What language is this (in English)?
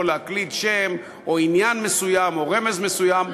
Hebrew